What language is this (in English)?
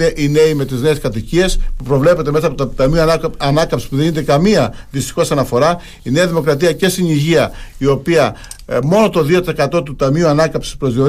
Greek